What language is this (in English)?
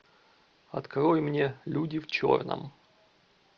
Russian